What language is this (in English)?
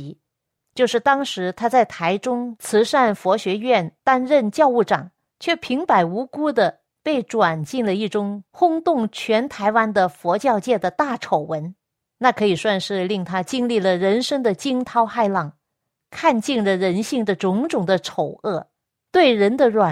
Chinese